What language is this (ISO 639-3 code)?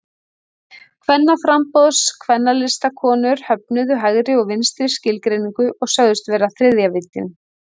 isl